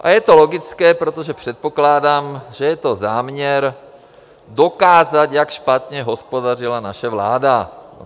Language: Czech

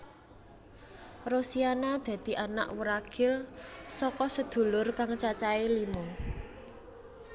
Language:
Javanese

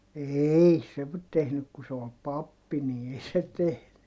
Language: Finnish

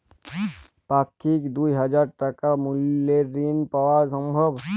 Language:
Bangla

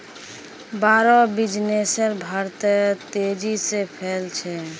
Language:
Magahi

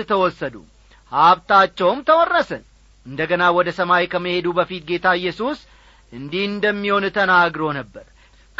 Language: Amharic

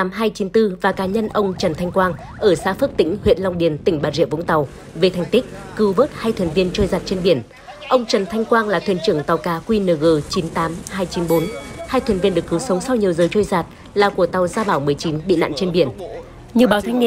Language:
Vietnamese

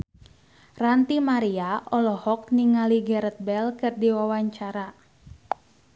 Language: Sundanese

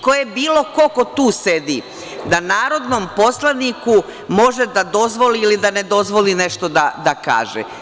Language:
Serbian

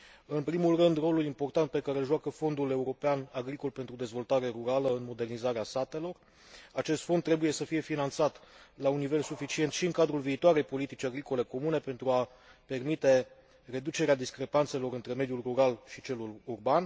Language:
Romanian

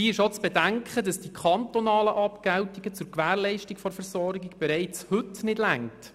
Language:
Swiss German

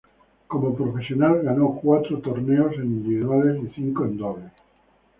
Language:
Spanish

